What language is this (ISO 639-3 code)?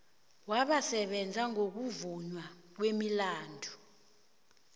nbl